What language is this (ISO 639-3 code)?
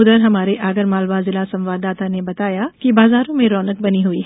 hin